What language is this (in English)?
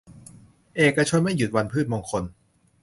Thai